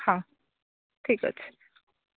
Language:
Odia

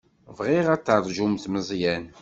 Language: Kabyle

